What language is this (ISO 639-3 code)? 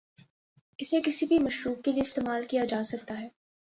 urd